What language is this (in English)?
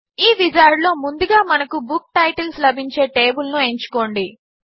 Telugu